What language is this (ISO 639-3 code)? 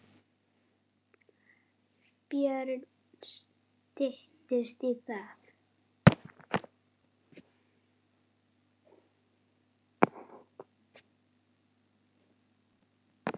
isl